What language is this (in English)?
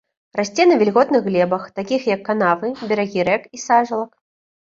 Belarusian